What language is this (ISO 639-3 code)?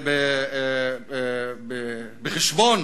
heb